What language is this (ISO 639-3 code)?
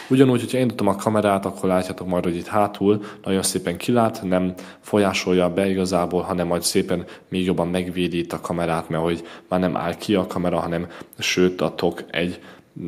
hun